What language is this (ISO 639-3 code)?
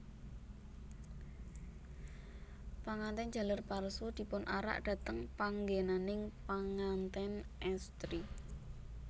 jav